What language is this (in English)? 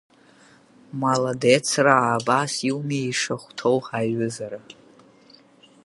Abkhazian